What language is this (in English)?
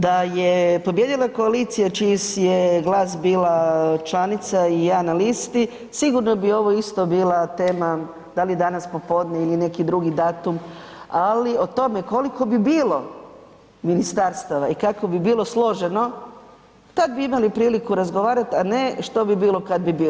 Croatian